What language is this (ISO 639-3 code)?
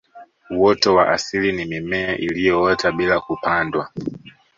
swa